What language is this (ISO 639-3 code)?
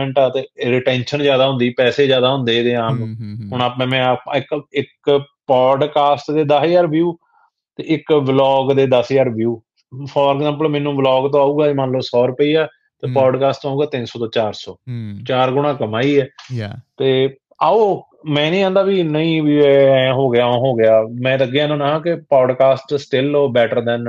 pan